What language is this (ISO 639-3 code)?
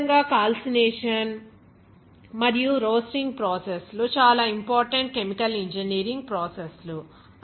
tel